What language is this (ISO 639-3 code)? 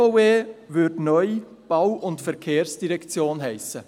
gsw